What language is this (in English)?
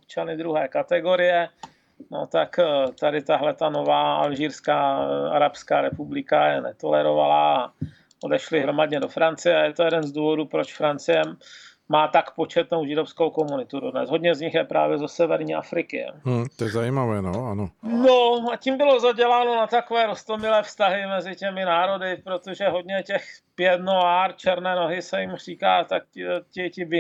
Czech